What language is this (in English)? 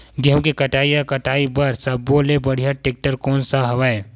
Chhattisgarhi